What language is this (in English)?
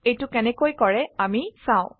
Assamese